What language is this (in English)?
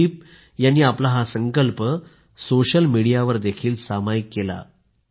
Marathi